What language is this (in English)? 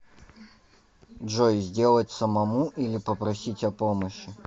Russian